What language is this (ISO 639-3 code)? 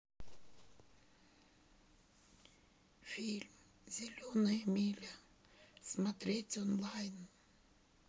rus